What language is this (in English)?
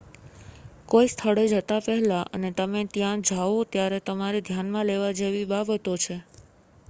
Gujarati